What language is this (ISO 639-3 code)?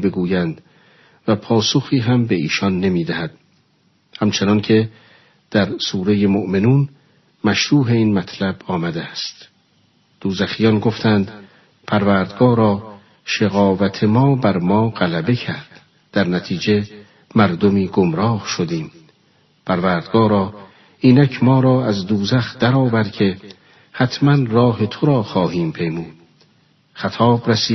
fas